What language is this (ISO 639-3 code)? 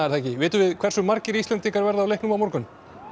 isl